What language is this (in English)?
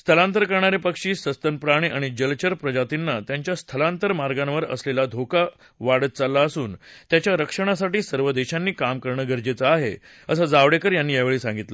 Marathi